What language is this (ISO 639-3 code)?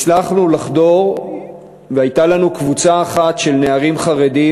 heb